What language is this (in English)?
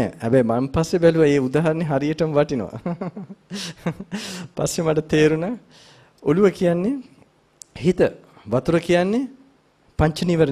Hindi